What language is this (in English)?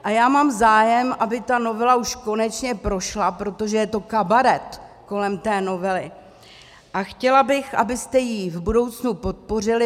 Czech